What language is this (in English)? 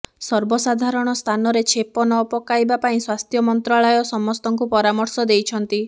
Odia